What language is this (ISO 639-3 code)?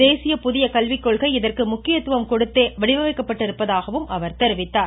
tam